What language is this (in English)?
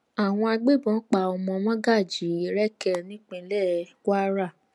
Yoruba